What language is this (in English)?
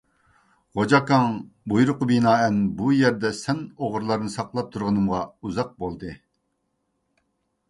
Uyghur